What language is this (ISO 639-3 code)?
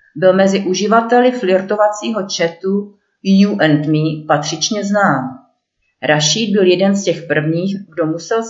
ces